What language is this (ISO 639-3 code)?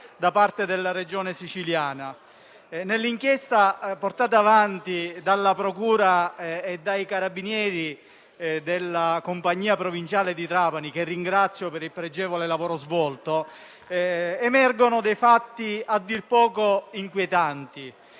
ita